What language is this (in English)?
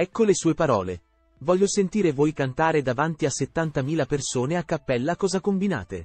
Italian